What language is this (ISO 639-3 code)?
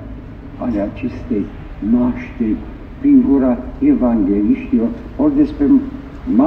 ron